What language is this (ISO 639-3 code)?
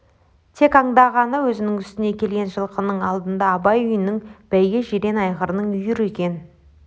kaz